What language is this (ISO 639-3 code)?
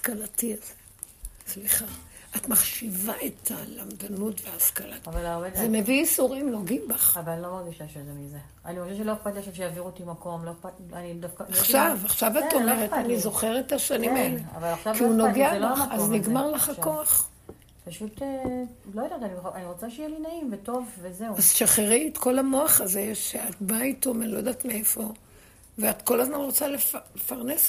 heb